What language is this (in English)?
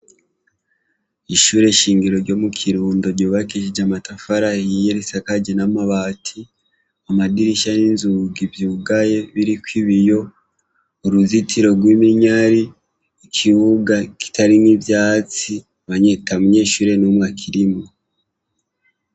Rundi